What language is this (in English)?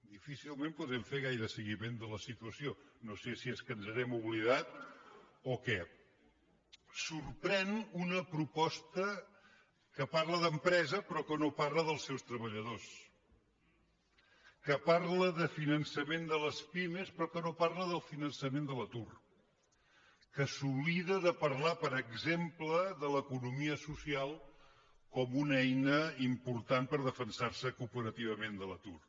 Catalan